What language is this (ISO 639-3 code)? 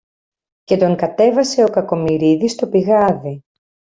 ell